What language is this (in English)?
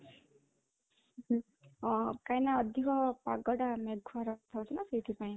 Odia